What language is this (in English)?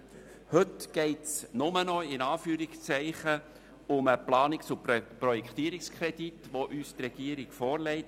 Swiss German